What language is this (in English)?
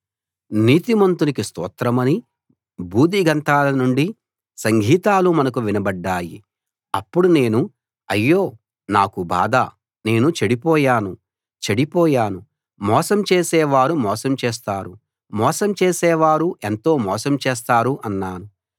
Telugu